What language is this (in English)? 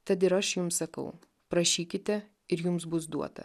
Lithuanian